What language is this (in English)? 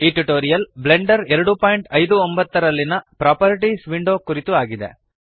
Kannada